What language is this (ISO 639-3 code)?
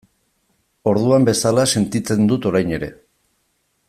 eus